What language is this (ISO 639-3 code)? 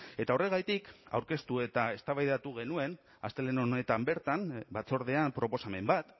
eus